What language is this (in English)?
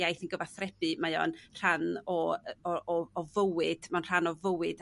Welsh